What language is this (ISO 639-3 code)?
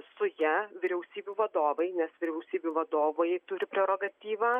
lit